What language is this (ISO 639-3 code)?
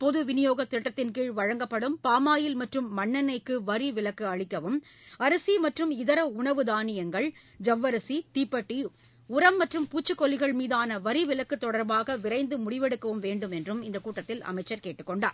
tam